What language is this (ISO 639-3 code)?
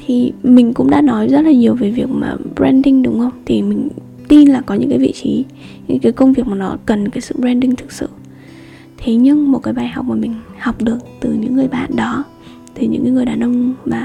vie